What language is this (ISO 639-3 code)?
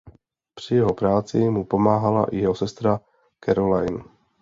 ces